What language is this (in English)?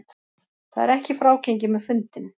Icelandic